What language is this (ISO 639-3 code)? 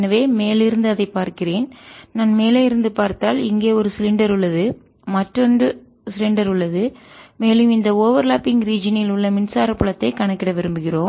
tam